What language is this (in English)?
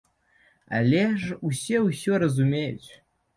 Belarusian